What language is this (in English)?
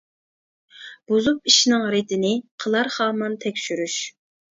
Uyghur